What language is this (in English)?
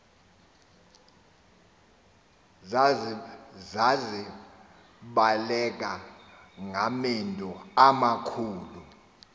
Xhosa